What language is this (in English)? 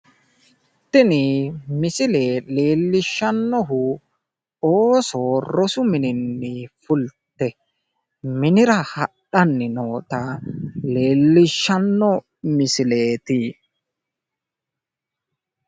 Sidamo